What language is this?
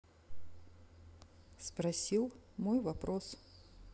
Russian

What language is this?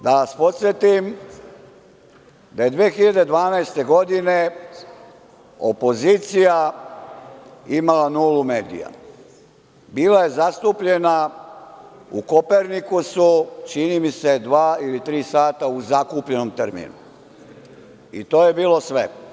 Serbian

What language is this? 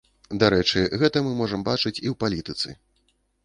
Belarusian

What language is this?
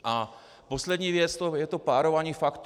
Czech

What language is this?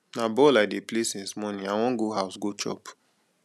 Nigerian Pidgin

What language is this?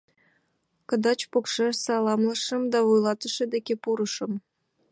Mari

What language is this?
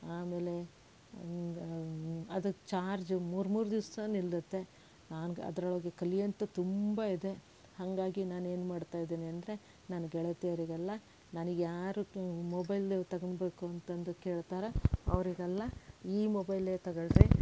Kannada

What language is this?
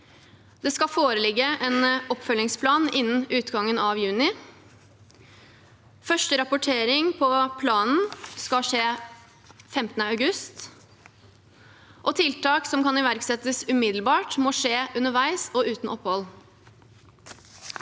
Norwegian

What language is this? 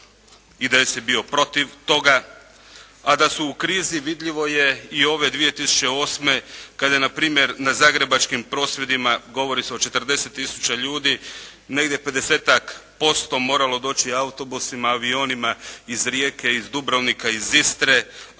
Croatian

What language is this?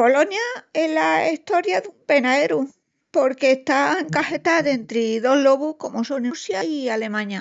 Extremaduran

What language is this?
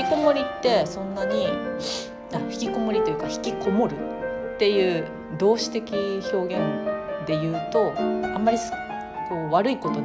Japanese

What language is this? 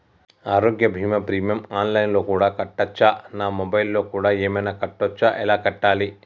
Telugu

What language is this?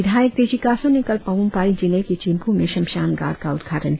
Hindi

